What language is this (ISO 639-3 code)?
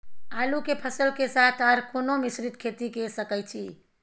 mai